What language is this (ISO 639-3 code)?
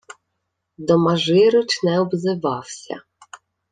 ukr